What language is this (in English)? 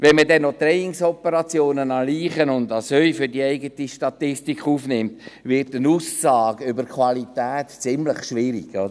Swiss German